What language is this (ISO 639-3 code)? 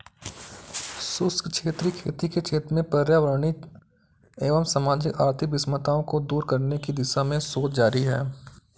hin